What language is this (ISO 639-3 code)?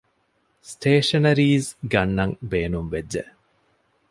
div